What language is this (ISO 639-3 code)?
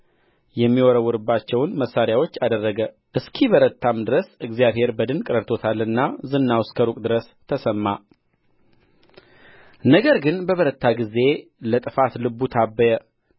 amh